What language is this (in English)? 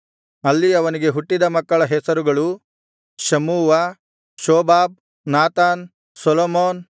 Kannada